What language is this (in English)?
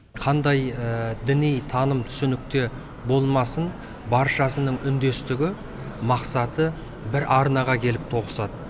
Kazakh